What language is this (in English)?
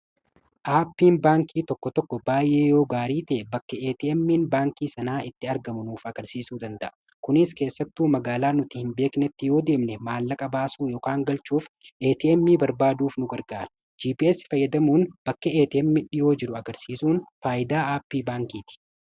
Oromo